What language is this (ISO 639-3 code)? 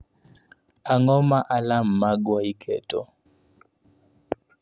luo